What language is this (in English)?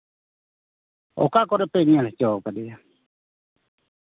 Santali